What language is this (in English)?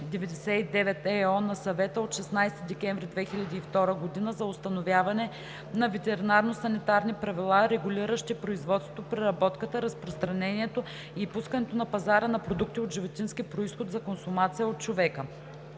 Bulgarian